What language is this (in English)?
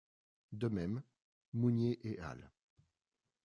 French